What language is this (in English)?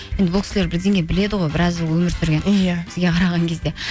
Kazakh